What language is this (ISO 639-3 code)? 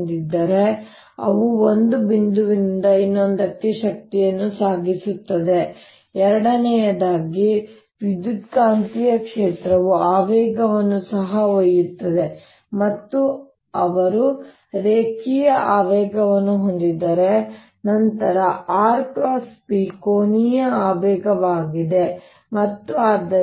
kan